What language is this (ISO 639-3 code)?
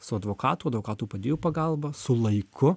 lit